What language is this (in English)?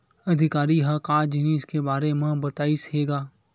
Chhattisgarhi